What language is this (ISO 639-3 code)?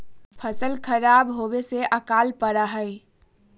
mag